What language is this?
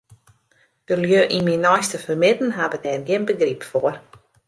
Western Frisian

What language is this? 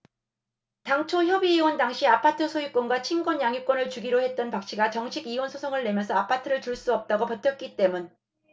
Korean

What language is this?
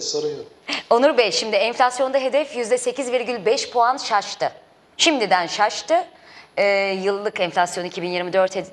Turkish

